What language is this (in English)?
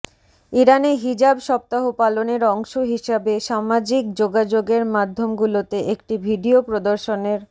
Bangla